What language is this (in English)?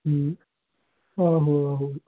Punjabi